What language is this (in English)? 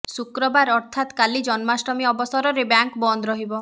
Odia